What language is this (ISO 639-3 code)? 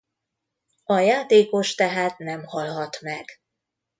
hun